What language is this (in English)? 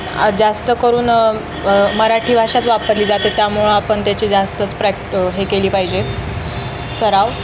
Marathi